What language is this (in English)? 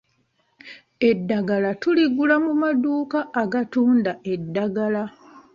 Ganda